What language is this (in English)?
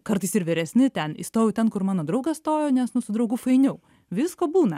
Lithuanian